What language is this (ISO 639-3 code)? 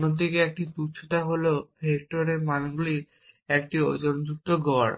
ben